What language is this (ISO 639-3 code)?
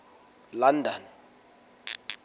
sot